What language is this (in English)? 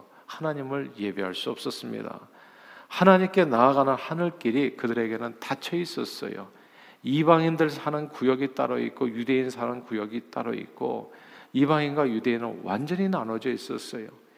Korean